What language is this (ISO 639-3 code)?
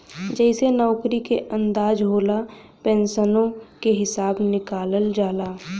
bho